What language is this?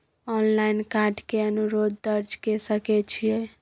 Maithili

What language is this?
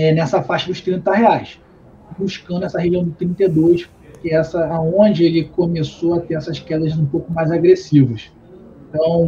Portuguese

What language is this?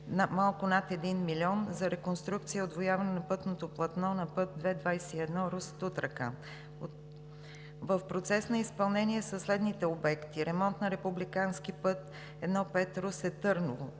Bulgarian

